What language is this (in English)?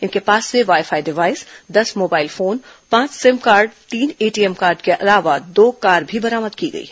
Hindi